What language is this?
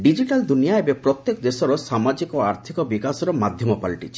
Odia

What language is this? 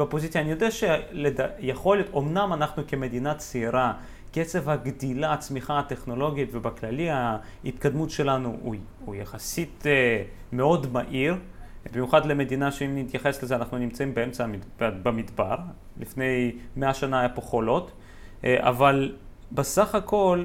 Hebrew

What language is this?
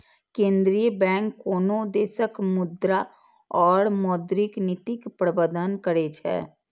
Maithili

